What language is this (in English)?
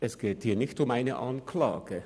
Swiss German